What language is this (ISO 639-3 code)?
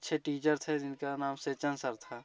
hin